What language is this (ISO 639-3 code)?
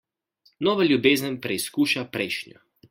slv